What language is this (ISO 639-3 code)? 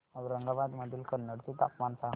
mar